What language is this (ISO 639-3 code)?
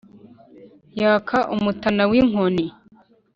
kin